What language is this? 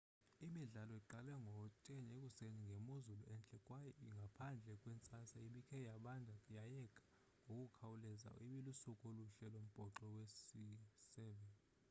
Xhosa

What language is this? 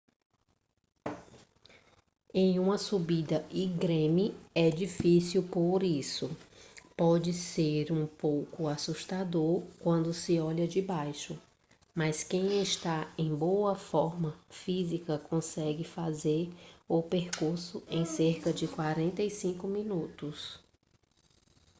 Portuguese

